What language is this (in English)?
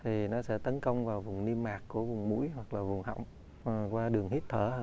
Vietnamese